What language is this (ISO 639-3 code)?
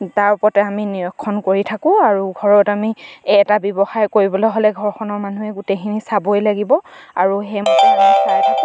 asm